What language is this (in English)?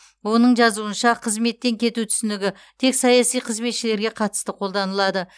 Kazakh